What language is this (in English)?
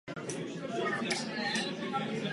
Czech